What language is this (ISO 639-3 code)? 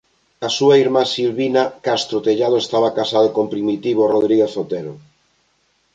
glg